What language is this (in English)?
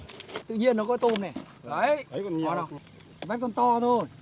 Vietnamese